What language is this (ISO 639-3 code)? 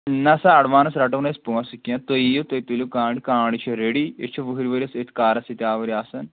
kas